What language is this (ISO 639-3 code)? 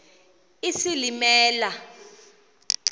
xho